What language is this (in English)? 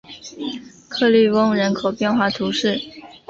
Chinese